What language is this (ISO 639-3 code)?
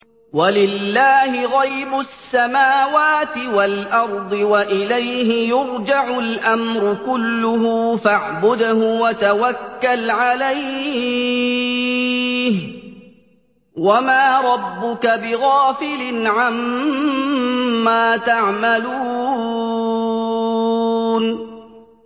ara